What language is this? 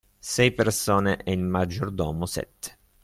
Italian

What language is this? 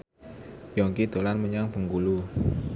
Javanese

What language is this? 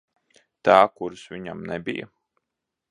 Latvian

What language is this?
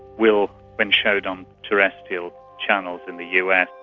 English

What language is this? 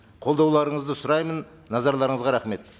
Kazakh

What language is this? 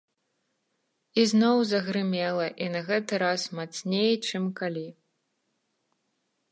Belarusian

